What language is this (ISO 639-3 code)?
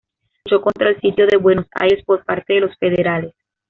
spa